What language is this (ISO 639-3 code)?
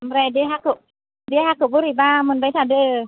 brx